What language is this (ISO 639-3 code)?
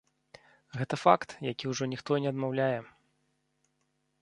bel